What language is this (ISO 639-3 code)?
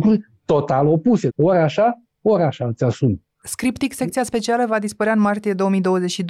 ron